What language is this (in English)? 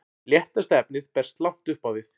Icelandic